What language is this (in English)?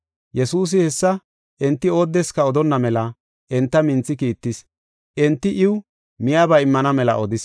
Gofa